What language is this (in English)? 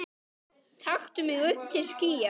Icelandic